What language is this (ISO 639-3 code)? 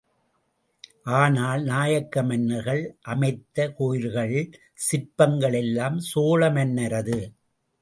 tam